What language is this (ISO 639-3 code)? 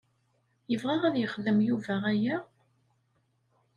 kab